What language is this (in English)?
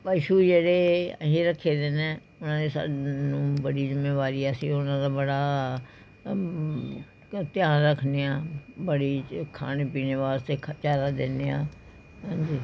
Punjabi